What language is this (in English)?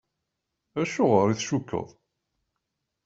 Kabyle